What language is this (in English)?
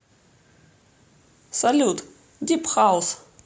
Russian